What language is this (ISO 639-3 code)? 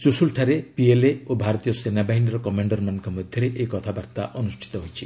ori